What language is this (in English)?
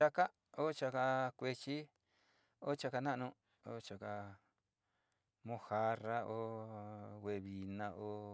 Sinicahua Mixtec